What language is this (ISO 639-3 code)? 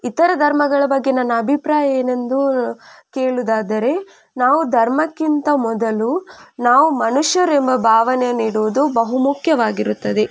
kan